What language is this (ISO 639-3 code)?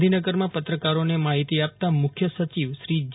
guj